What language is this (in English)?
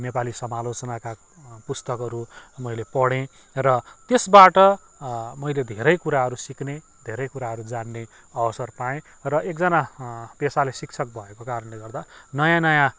Nepali